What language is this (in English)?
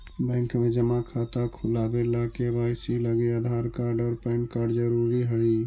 Magahi